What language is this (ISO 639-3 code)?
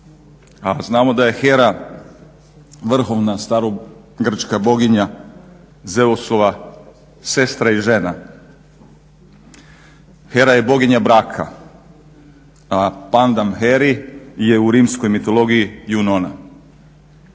hrv